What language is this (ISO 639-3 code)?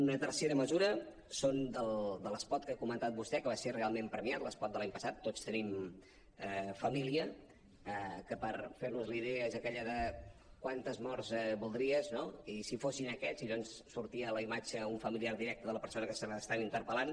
cat